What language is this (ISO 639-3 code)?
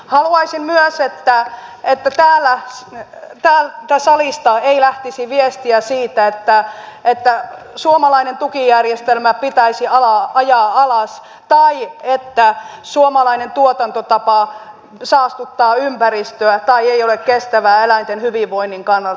fin